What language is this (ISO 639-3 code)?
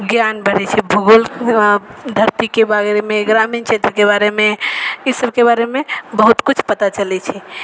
mai